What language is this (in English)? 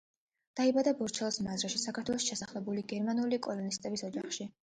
Georgian